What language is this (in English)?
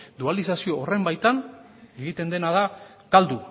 Basque